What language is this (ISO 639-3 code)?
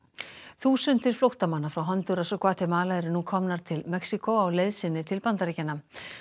isl